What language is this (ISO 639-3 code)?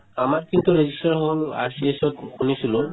asm